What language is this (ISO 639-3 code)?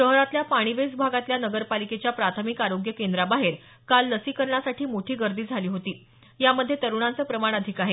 mar